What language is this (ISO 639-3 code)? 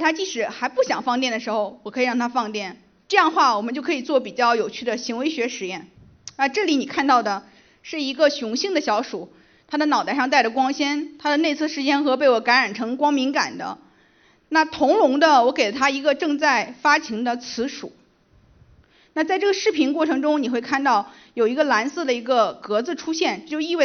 zho